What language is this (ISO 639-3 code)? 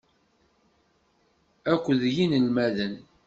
kab